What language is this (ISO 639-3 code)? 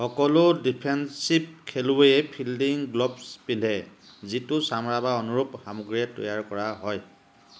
asm